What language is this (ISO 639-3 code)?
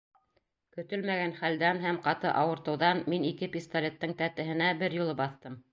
bak